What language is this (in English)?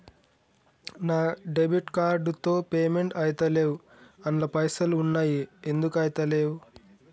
Telugu